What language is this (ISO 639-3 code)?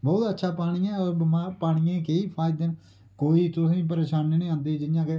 doi